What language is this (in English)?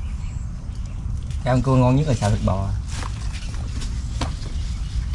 Vietnamese